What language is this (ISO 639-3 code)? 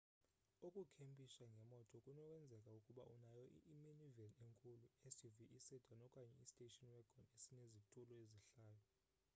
xho